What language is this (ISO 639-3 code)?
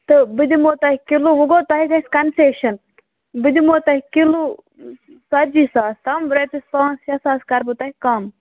kas